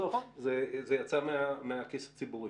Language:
Hebrew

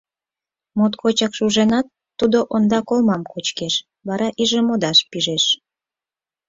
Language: Mari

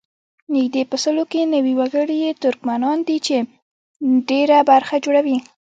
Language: Pashto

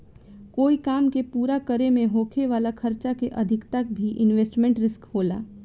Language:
Bhojpuri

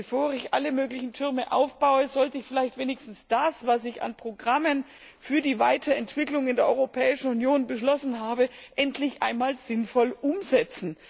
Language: German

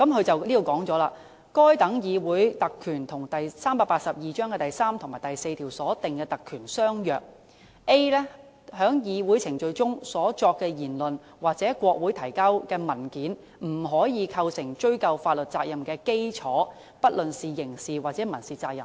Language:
Cantonese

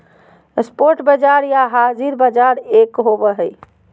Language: Magahi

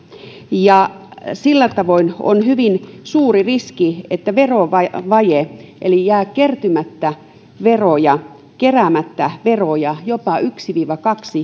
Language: Finnish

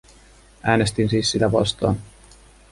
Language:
Finnish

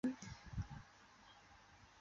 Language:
Chinese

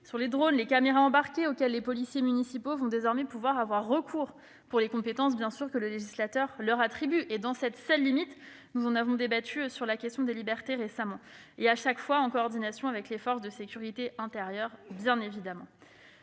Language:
French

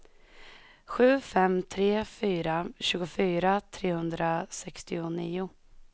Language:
Swedish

